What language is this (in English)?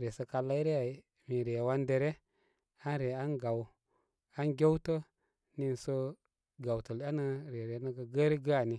Koma